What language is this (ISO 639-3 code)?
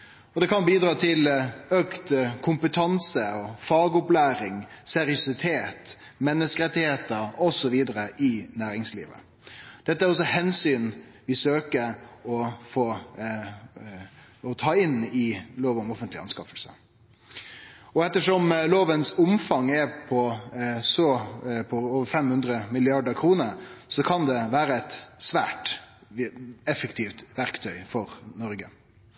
nno